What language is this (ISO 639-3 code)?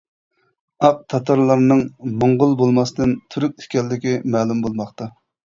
uig